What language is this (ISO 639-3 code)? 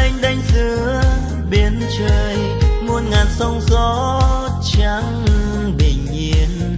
vie